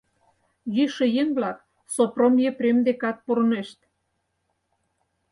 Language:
Mari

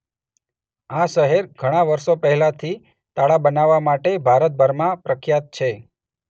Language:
Gujarati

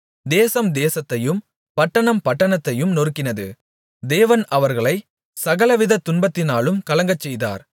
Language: Tamil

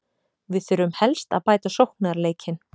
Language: Icelandic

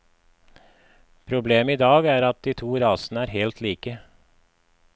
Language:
Norwegian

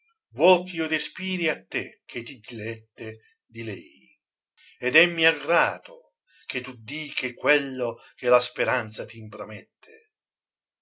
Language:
Italian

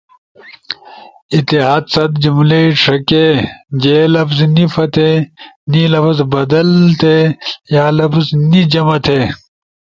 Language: Ushojo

